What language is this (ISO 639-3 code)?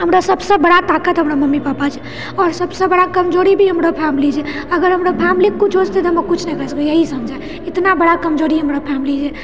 mai